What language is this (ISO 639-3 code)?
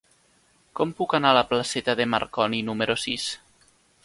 cat